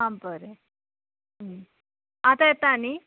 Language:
Konkani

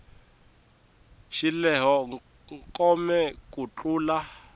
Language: Tsonga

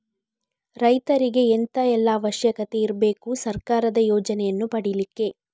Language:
Kannada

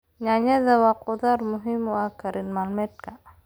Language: Somali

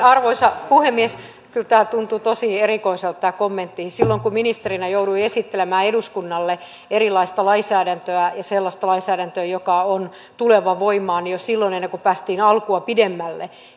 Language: Finnish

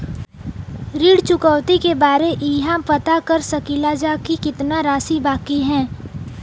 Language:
Bhojpuri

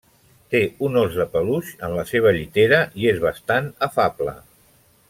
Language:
Catalan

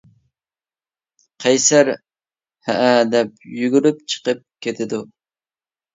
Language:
Uyghur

